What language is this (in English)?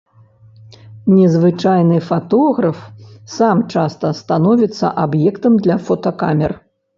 Belarusian